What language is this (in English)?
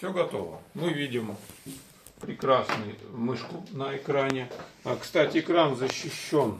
Russian